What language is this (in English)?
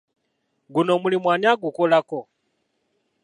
Ganda